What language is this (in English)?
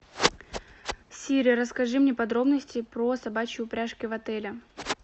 Russian